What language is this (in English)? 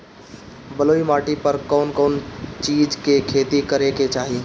Bhojpuri